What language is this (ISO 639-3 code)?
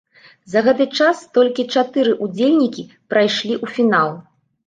bel